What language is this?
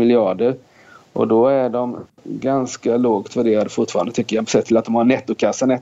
Swedish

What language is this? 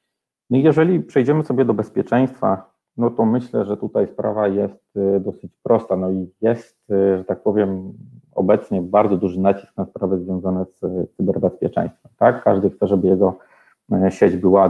Polish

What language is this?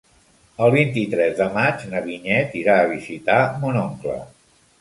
Catalan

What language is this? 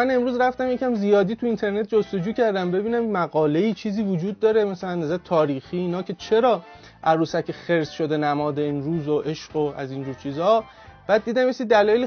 Persian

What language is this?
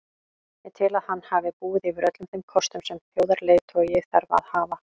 Icelandic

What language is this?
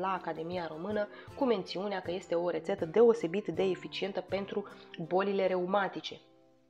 Romanian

